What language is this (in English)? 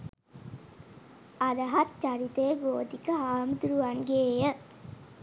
Sinhala